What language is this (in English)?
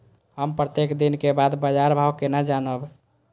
Maithili